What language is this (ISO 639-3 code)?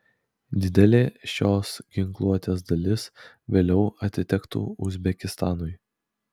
lit